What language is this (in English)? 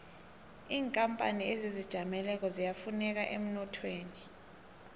South Ndebele